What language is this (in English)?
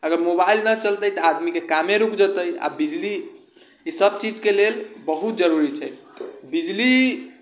Maithili